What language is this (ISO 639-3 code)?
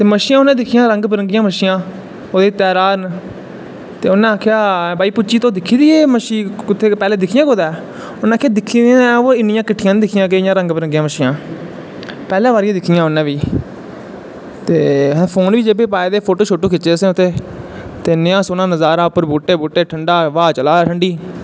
doi